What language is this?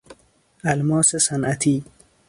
Persian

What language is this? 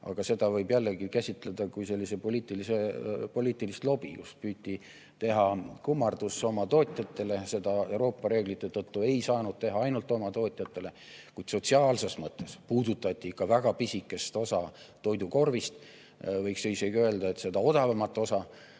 Estonian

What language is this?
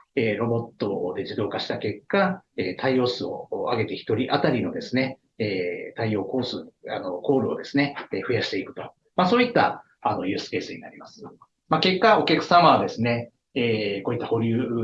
Japanese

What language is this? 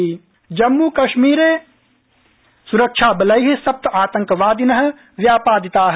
Sanskrit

